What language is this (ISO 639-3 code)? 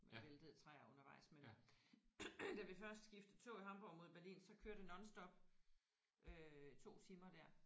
dan